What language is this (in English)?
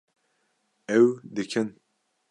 Kurdish